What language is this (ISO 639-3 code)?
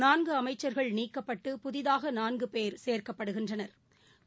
tam